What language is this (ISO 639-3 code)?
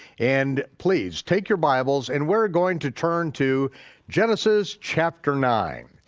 eng